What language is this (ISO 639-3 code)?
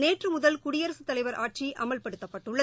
tam